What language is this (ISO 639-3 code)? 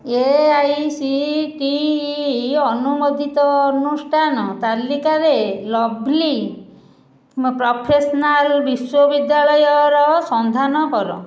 ori